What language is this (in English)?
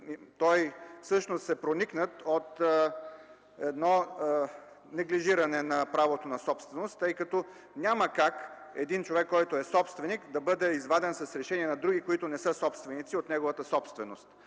Bulgarian